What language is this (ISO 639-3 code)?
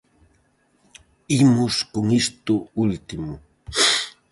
glg